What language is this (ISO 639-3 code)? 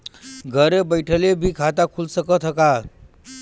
bho